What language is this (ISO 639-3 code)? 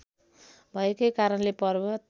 nep